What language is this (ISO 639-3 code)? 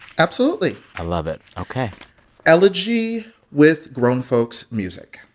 eng